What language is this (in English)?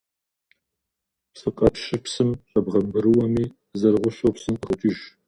Kabardian